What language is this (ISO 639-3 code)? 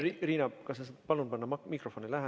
est